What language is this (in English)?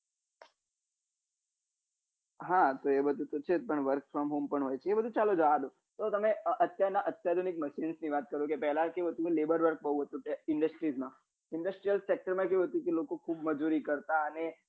Gujarati